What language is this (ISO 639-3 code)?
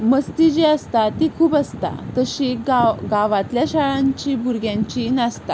kok